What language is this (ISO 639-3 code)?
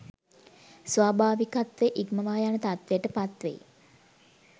sin